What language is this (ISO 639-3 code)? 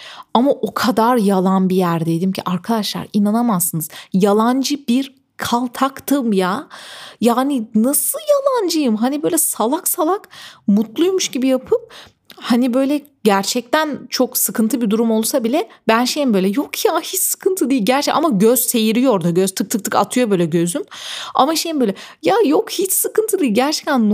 tur